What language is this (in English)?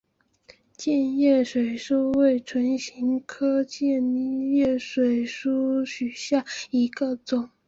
Chinese